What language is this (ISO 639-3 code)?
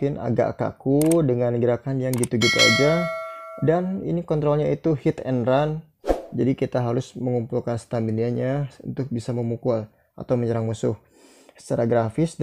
ind